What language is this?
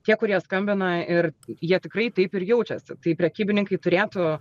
Lithuanian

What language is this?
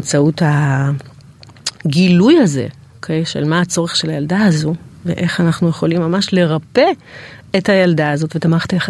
Hebrew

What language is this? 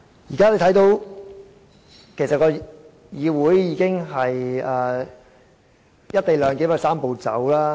Cantonese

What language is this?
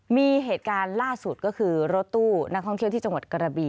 Thai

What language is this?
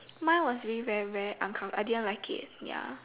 English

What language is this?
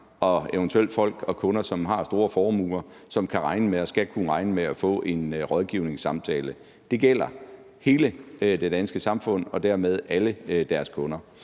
Danish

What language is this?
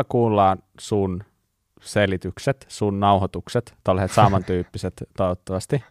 Finnish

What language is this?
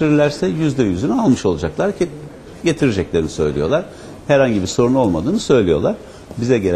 Turkish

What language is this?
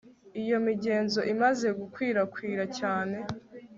Kinyarwanda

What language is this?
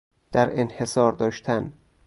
Persian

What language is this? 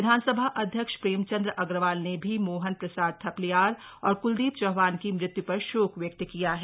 Hindi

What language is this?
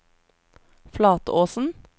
Norwegian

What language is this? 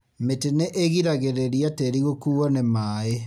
Kikuyu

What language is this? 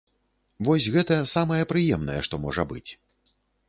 Belarusian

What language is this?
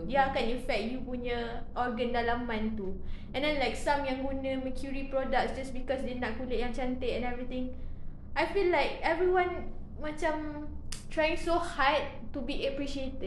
Malay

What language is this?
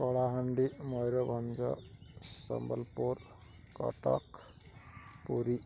Odia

